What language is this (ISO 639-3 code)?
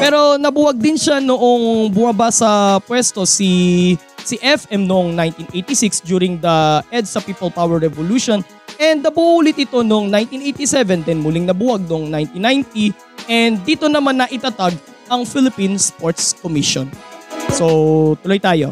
fil